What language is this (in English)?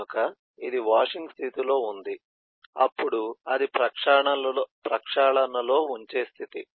Telugu